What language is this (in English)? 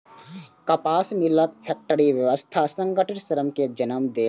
Maithili